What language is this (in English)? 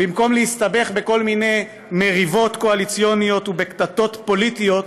Hebrew